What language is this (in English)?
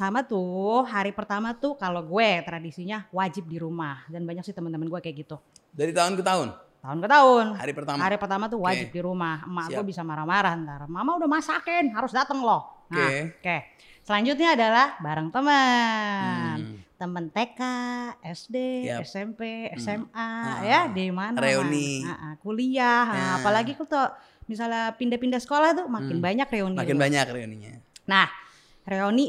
Indonesian